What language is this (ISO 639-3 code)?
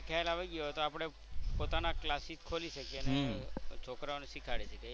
guj